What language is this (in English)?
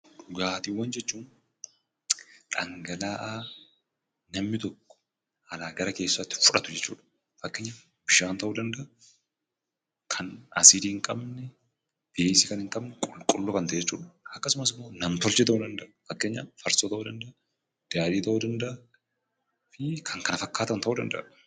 Oromo